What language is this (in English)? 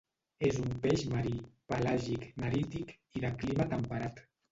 Catalan